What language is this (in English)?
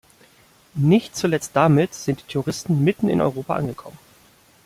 German